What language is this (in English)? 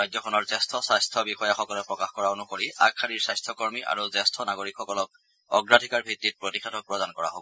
Assamese